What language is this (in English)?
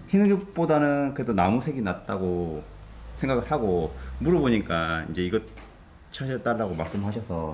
Korean